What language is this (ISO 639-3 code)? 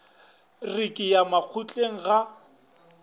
nso